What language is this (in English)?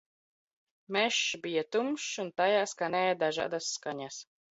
Latvian